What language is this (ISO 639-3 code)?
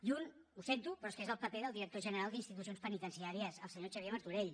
cat